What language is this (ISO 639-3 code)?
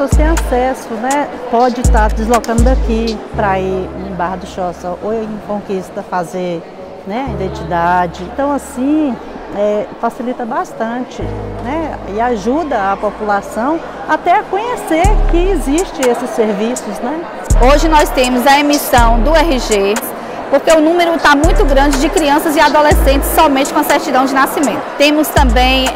por